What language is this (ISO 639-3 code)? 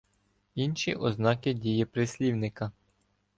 ukr